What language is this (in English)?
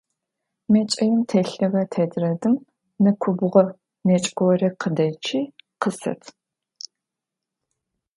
Adyghe